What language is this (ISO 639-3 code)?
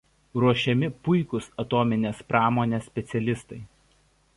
lit